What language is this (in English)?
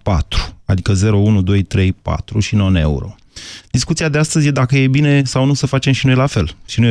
Romanian